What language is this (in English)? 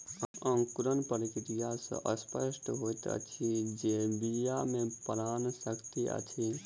Maithili